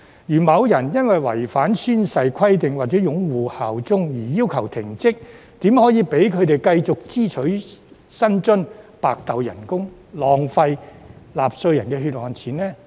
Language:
Cantonese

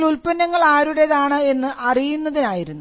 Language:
Malayalam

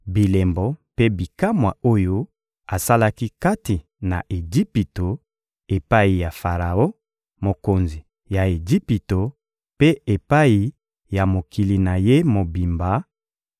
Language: Lingala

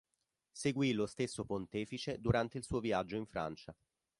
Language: Italian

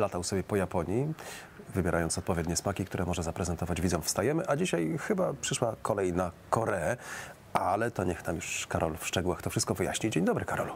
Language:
Polish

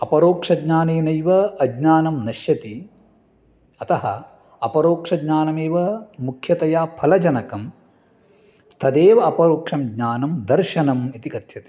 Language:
Sanskrit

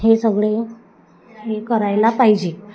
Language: Marathi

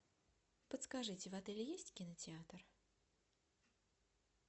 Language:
Russian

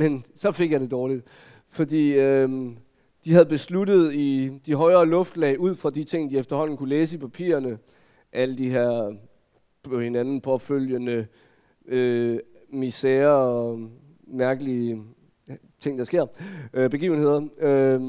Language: Danish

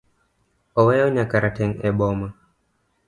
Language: Luo (Kenya and Tanzania)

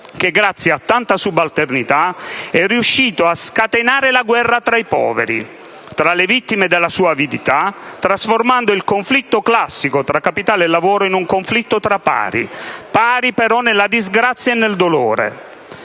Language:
Italian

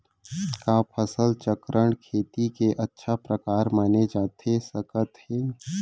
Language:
Chhattisgarhi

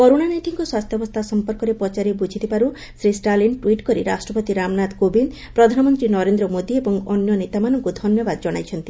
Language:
Odia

